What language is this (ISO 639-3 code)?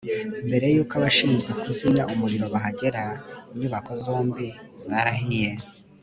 kin